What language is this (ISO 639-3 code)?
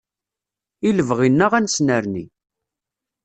kab